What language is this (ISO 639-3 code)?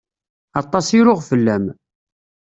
kab